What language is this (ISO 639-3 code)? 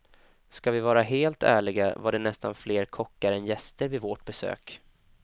swe